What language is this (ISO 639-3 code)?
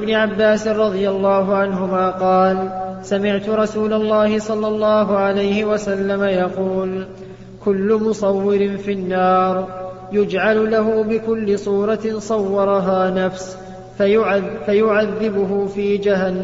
ara